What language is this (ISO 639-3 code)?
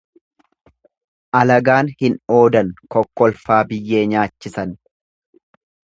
orm